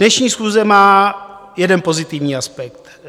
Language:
Czech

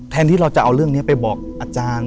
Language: Thai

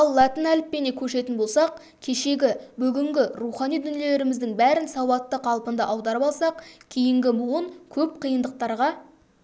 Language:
Kazakh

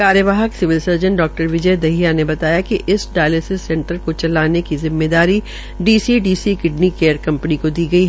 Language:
Hindi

